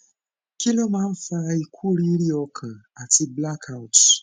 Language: Yoruba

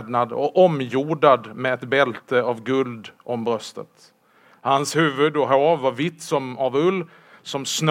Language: Swedish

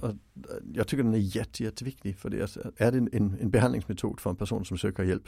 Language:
Swedish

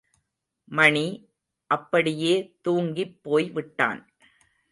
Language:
Tamil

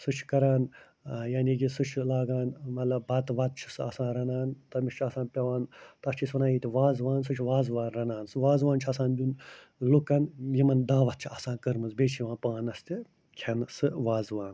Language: Kashmiri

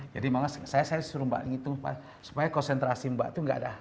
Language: Indonesian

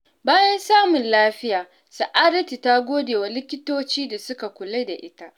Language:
Hausa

